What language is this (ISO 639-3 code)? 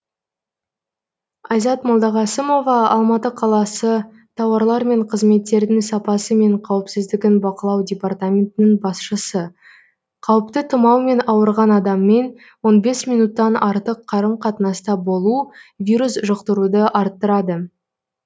kaz